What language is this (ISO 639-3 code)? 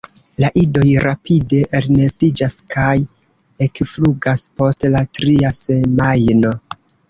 epo